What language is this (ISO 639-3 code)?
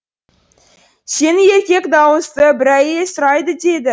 kaz